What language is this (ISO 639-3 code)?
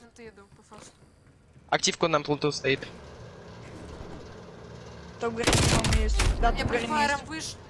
rus